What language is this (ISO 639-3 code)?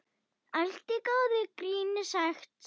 isl